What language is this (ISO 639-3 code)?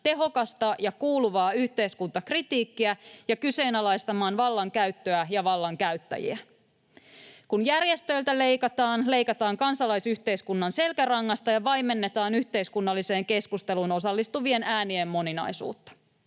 fin